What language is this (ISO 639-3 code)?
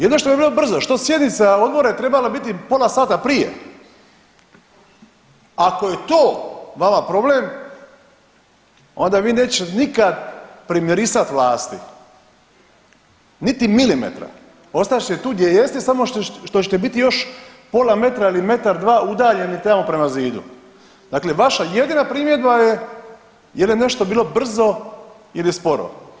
hrv